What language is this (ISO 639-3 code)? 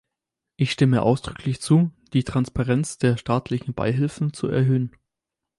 deu